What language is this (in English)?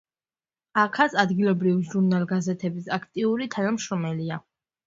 Georgian